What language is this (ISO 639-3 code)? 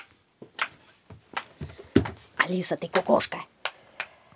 rus